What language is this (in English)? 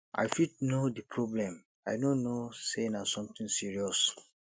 Nigerian Pidgin